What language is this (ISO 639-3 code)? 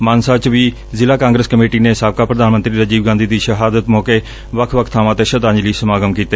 pan